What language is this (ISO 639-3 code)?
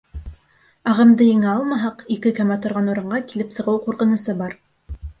bak